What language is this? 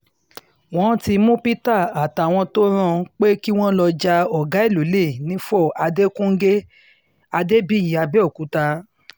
Yoruba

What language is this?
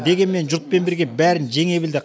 Kazakh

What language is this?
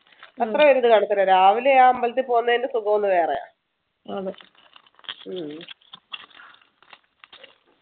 Malayalam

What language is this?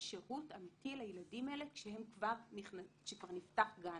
Hebrew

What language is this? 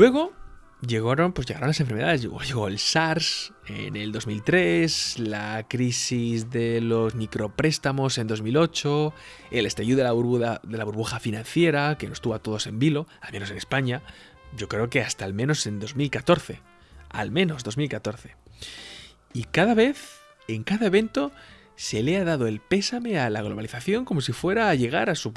Spanish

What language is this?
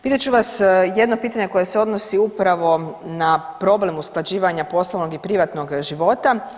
Croatian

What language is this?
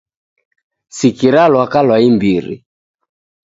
Taita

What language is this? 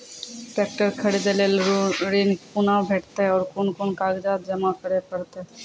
Maithili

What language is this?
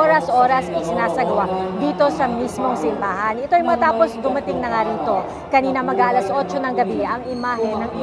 Filipino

